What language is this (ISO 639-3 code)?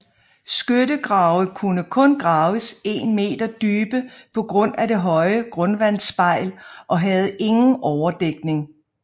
dan